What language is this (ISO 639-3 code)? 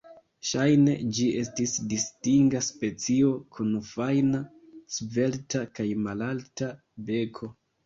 epo